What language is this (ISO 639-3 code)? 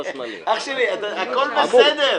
heb